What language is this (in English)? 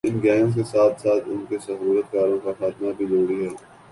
Urdu